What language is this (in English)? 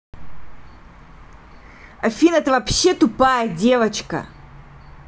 Russian